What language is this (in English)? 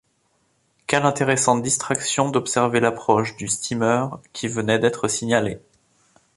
French